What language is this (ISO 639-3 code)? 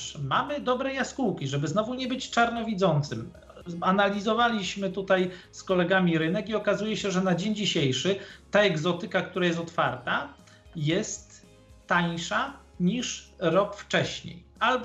pol